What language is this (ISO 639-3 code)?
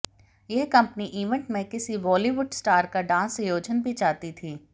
hin